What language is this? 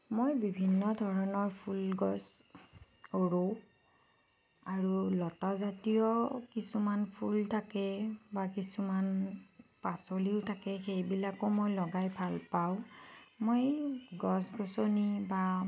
Assamese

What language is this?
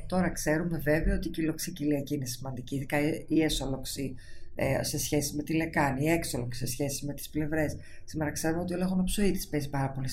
Greek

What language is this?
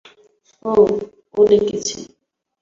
Bangla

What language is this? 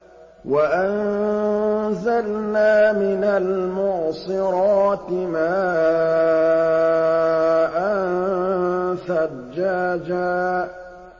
Arabic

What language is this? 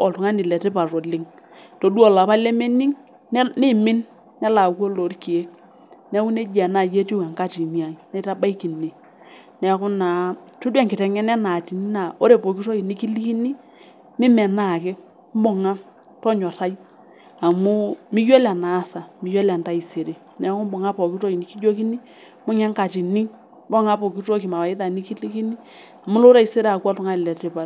Masai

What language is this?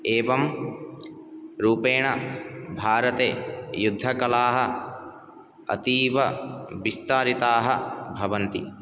Sanskrit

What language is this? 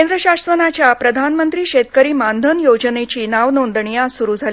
Marathi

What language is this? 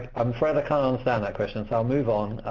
English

